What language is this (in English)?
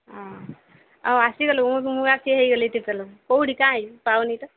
Odia